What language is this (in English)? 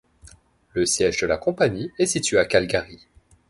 French